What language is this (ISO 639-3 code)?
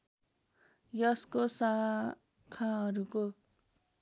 nep